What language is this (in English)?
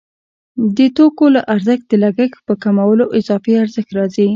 Pashto